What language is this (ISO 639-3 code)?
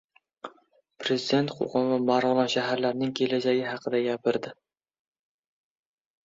uzb